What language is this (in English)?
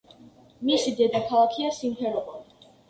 Georgian